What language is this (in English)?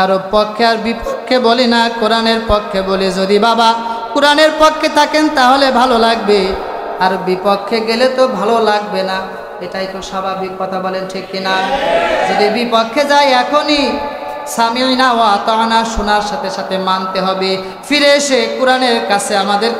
Arabic